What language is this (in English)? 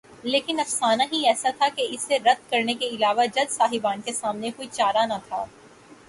Urdu